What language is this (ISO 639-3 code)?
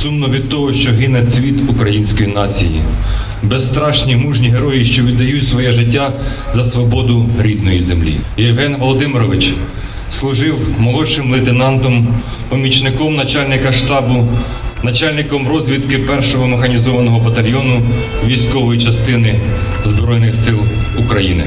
ukr